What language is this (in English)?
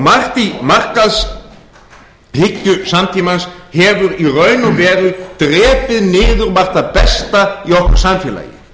Icelandic